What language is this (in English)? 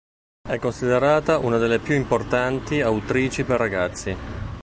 Italian